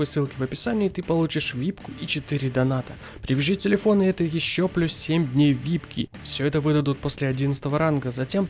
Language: Russian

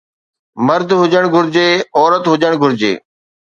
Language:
Sindhi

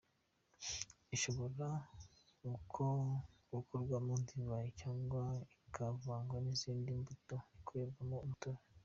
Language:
Kinyarwanda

